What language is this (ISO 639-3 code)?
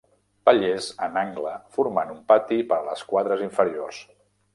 cat